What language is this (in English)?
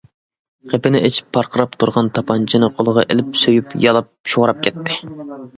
Uyghur